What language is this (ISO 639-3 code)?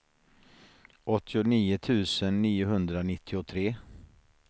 swe